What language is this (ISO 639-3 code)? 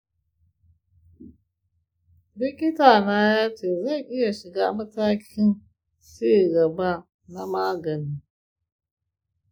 hau